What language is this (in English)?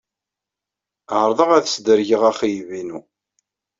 Kabyle